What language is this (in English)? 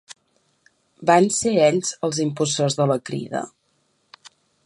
Catalan